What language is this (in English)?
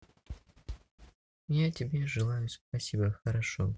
Russian